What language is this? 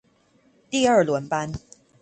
Chinese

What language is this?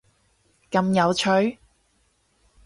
Cantonese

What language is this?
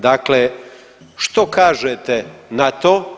Croatian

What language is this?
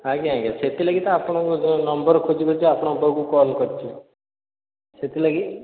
Odia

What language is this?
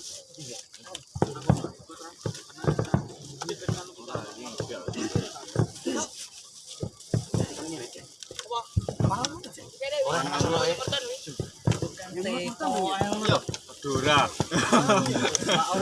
Indonesian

